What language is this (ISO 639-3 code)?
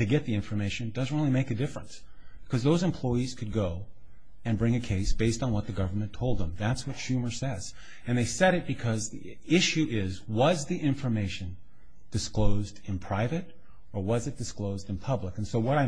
eng